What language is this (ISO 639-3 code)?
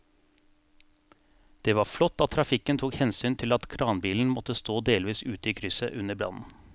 nor